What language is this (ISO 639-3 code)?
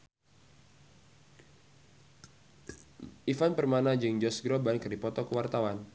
sun